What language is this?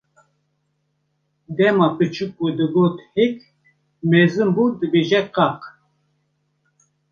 Kurdish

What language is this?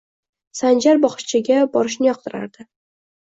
Uzbek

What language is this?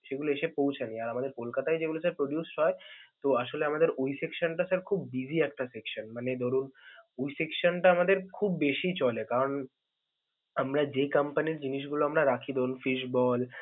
Bangla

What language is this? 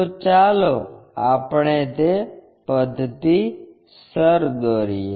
Gujarati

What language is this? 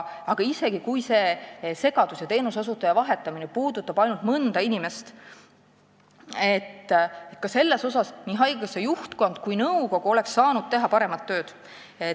Estonian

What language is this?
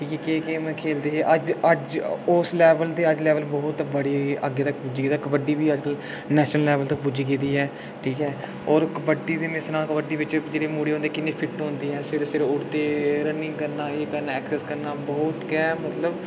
Dogri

